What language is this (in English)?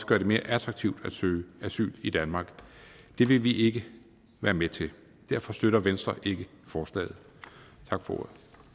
Danish